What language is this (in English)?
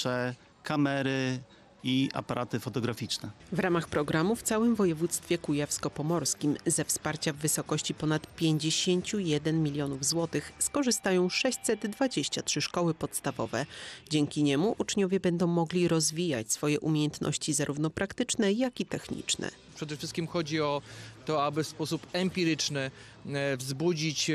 Polish